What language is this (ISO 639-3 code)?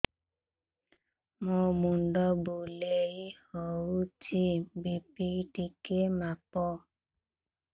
ori